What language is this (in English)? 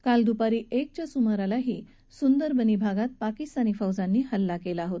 Marathi